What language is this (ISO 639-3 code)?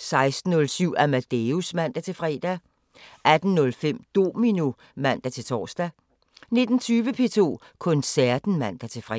dan